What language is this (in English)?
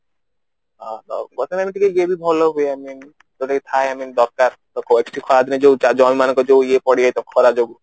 Odia